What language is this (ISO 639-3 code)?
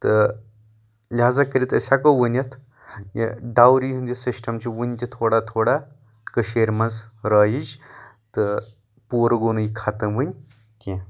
kas